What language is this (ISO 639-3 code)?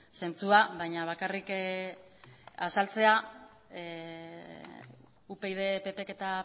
eus